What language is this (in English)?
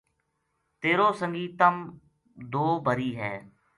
Gujari